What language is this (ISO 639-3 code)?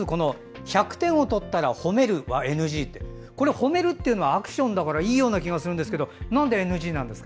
jpn